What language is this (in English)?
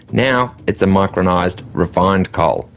English